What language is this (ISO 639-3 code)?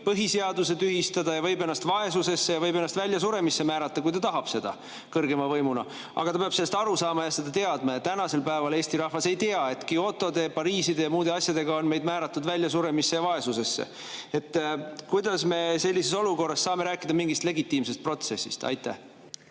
est